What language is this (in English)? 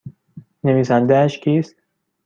Persian